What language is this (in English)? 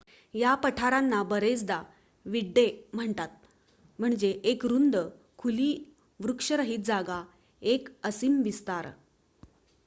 Marathi